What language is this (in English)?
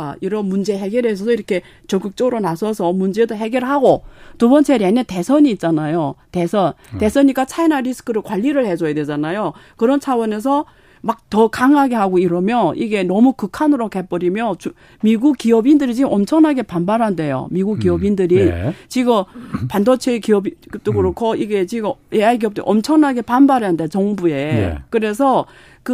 Korean